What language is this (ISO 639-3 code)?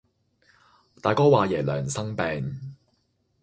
yue